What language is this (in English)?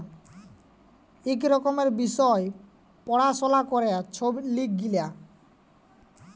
Bangla